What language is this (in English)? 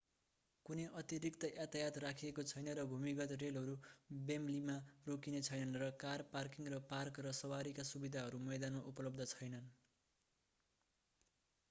Nepali